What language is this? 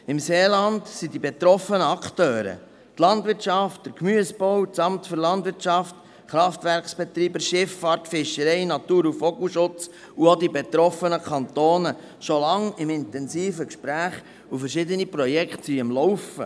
Swiss German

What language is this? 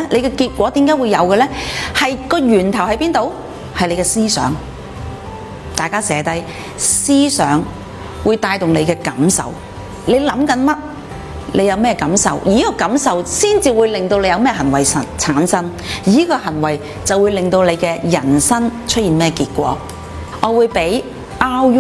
Chinese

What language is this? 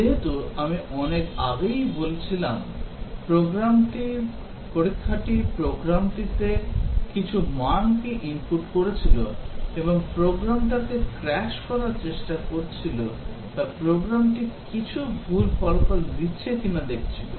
Bangla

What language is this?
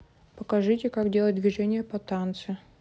Russian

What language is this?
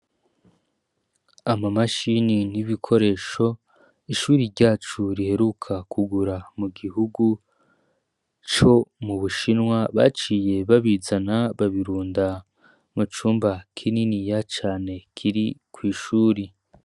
Rundi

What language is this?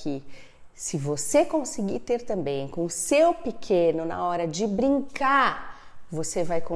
Portuguese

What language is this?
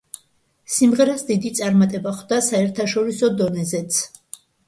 Georgian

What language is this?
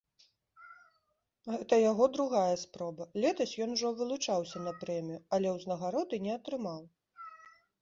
Belarusian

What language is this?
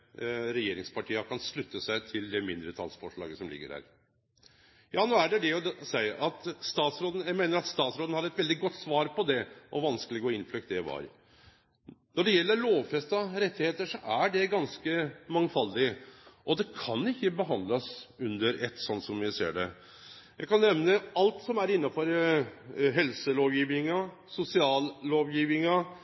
Norwegian Nynorsk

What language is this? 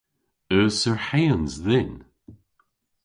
Cornish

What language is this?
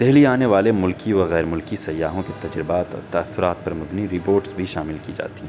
Urdu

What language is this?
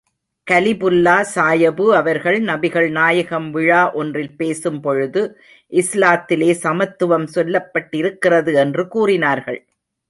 Tamil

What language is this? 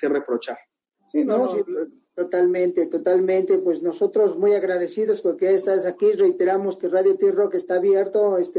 Spanish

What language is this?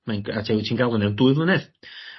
Welsh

